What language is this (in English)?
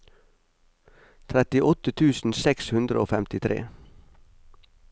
Norwegian